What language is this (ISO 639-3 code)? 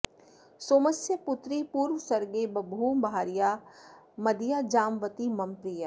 san